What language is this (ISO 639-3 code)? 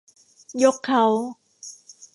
tha